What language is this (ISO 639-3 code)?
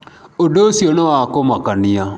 kik